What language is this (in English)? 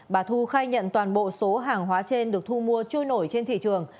Vietnamese